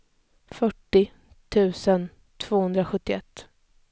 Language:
Swedish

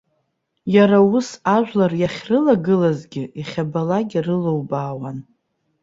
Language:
Abkhazian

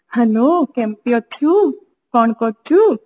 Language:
Odia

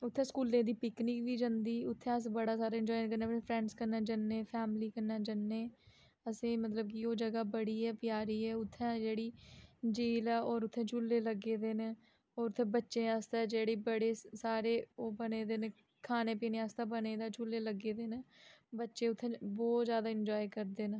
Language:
Dogri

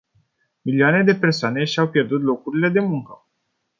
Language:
Romanian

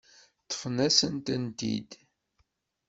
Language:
Kabyle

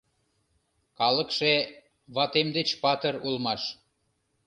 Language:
Mari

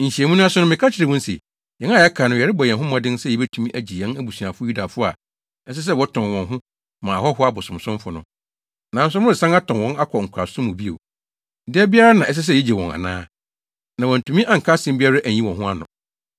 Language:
Akan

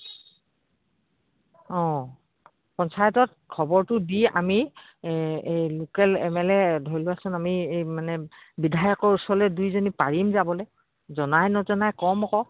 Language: Assamese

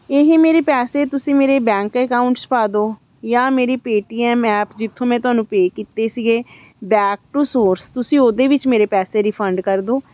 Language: Punjabi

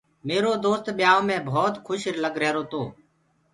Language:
Gurgula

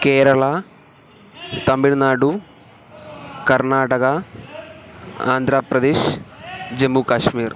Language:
Sanskrit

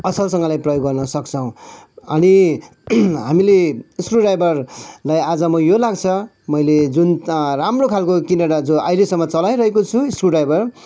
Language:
Nepali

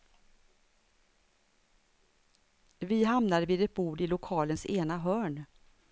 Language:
Swedish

